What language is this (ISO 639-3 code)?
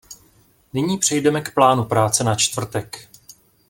ces